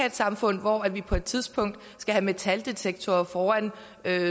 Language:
Danish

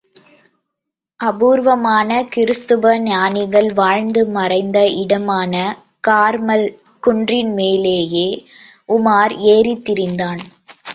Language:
Tamil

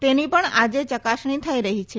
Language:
Gujarati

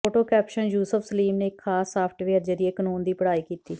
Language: Punjabi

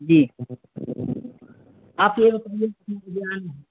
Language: Urdu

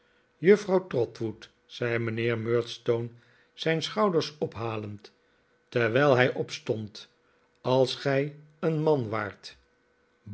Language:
Dutch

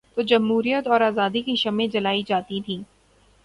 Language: Urdu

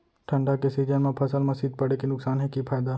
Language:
Chhattisgarhi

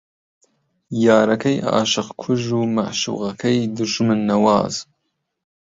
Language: Central Kurdish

